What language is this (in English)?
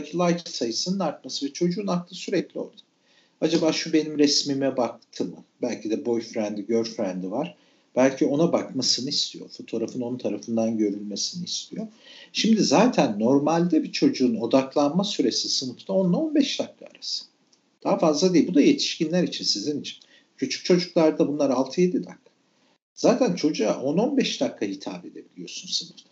Turkish